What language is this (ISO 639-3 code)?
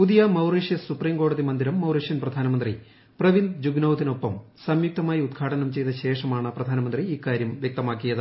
mal